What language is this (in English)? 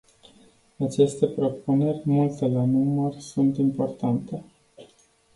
Romanian